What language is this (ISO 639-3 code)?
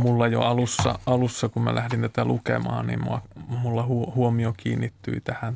fin